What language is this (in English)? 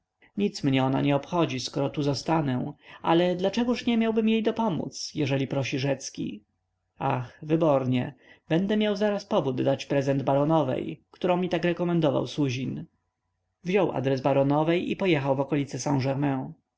Polish